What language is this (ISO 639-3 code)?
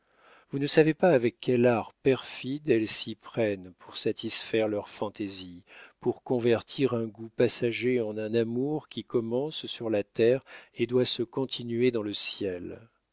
fra